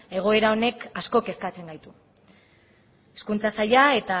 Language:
Basque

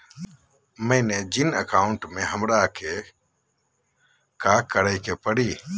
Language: Magahi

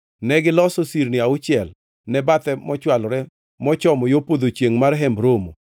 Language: Luo (Kenya and Tanzania)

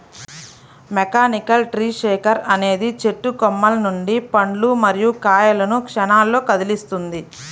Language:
Telugu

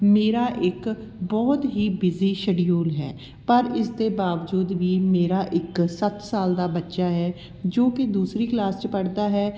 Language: Punjabi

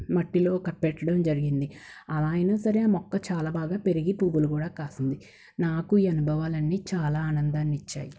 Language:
Telugu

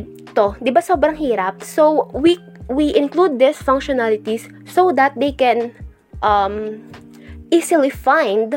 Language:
Filipino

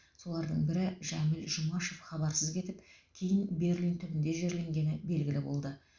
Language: Kazakh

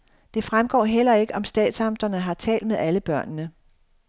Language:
Danish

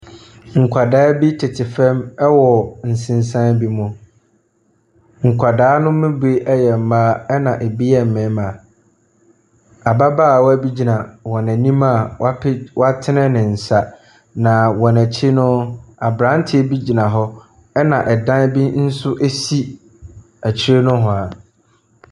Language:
Akan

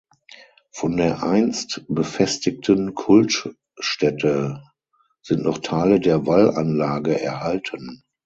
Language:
German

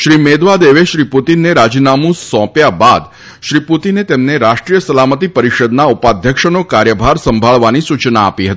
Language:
Gujarati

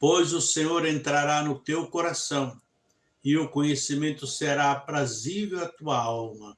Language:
Portuguese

